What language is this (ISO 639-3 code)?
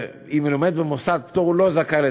heb